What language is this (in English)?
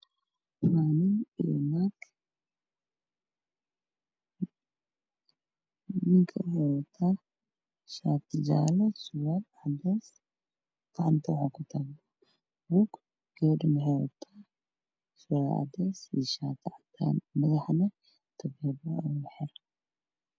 Somali